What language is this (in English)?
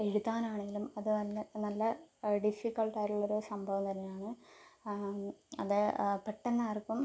Malayalam